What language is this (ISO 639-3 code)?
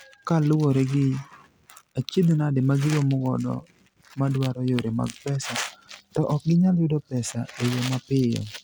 luo